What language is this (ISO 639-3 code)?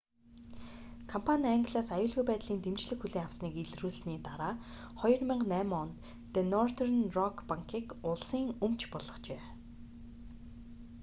mon